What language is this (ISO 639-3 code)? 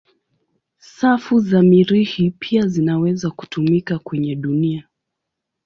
swa